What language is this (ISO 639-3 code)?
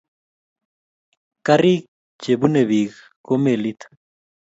kln